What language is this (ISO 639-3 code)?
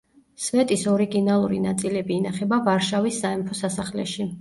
kat